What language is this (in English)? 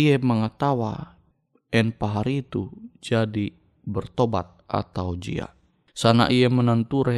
Indonesian